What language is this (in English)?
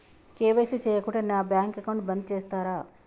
Telugu